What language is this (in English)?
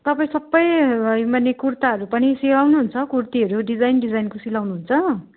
Nepali